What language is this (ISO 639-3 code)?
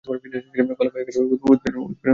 ben